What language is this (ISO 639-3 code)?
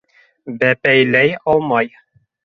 bak